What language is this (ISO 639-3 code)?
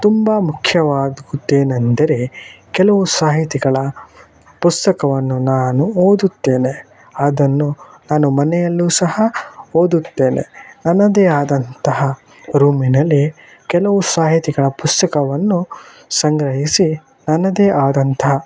kan